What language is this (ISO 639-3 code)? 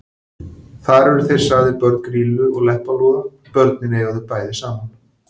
isl